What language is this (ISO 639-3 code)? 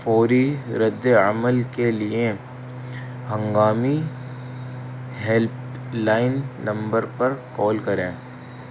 urd